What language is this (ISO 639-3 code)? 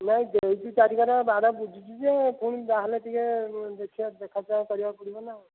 ori